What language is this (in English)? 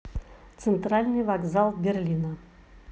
Russian